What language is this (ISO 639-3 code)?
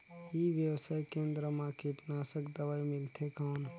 hne